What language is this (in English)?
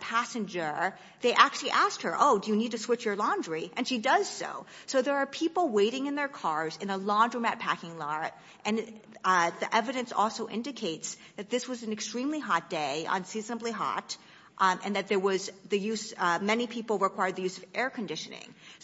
English